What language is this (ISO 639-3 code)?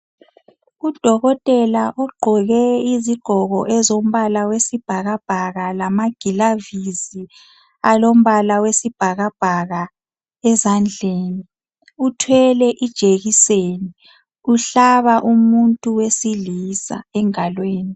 nde